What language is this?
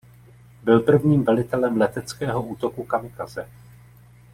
Czech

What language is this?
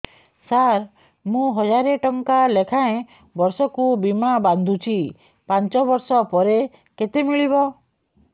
Odia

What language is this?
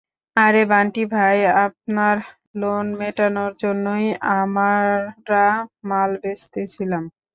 Bangla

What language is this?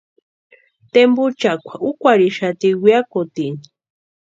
Western Highland Purepecha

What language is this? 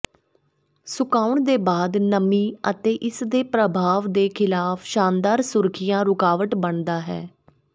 Punjabi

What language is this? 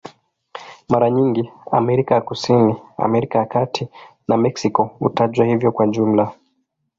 Swahili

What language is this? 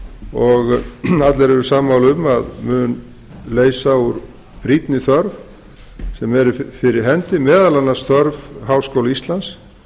Icelandic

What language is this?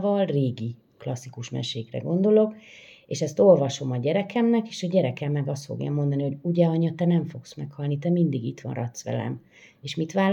Hungarian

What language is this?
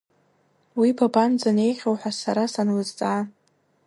Abkhazian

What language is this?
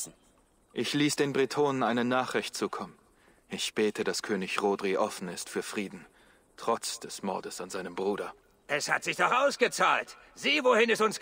German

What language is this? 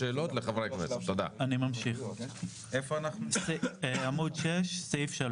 Hebrew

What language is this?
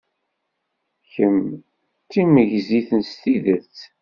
Kabyle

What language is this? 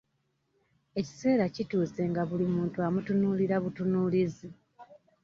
Ganda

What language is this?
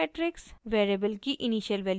Hindi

